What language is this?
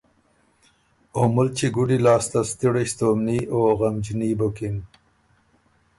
Ormuri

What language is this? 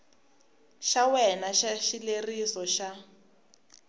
Tsonga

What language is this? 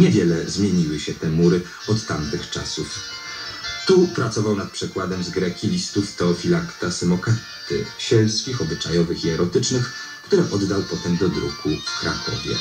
Polish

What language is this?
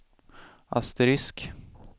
Swedish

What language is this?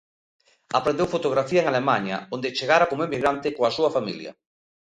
Galician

